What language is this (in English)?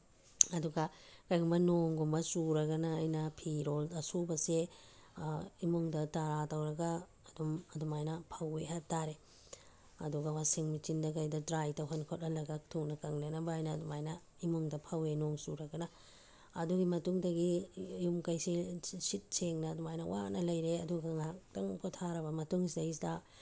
Manipuri